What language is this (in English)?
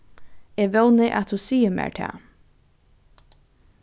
Faroese